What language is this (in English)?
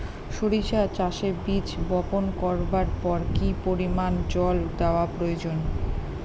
Bangla